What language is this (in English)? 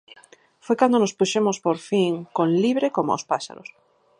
Galician